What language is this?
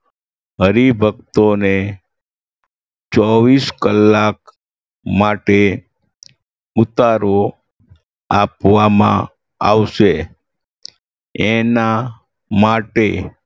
Gujarati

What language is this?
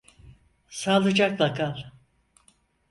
Turkish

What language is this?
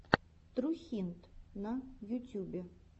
Russian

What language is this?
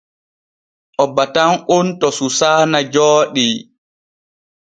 Borgu Fulfulde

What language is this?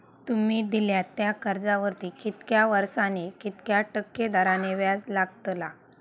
Marathi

